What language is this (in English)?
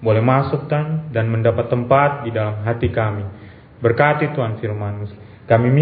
Indonesian